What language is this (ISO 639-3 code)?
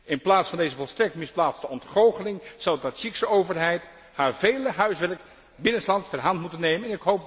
nld